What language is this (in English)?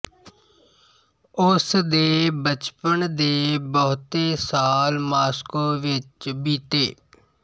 Punjabi